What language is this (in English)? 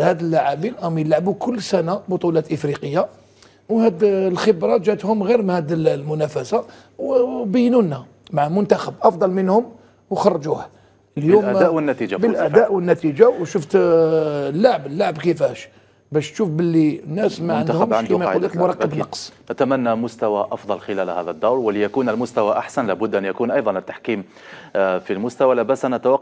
Arabic